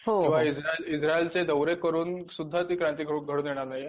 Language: Marathi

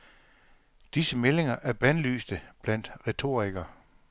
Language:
Danish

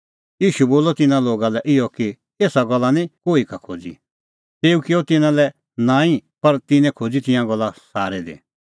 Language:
Kullu Pahari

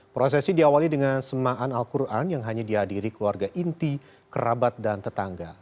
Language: Indonesian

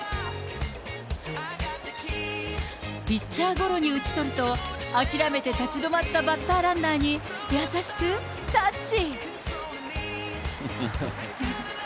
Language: Japanese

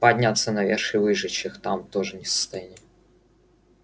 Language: Russian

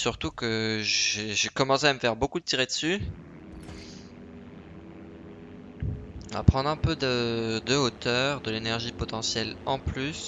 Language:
French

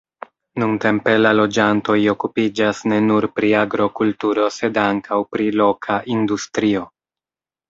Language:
Esperanto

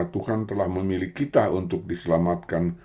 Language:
Indonesian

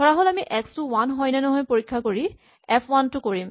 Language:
Assamese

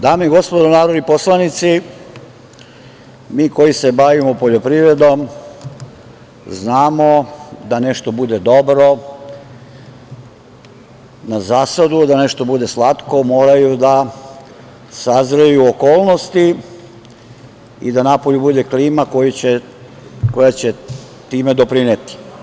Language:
Serbian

